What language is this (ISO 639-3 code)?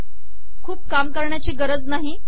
mar